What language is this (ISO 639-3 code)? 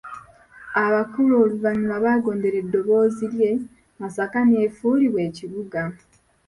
lug